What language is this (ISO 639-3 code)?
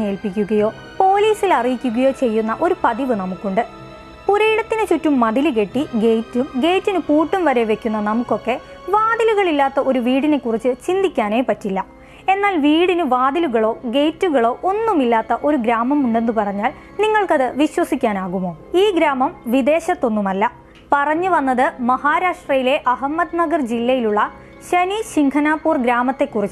ron